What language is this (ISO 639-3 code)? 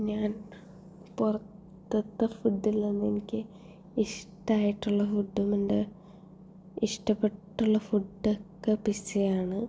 mal